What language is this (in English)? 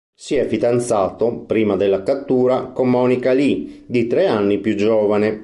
Italian